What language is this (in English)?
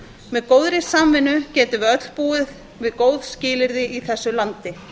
Icelandic